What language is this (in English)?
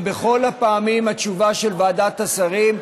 Hebrew